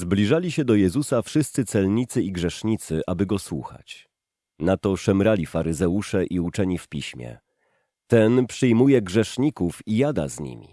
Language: Polish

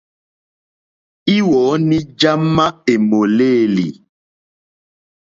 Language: Mokpwe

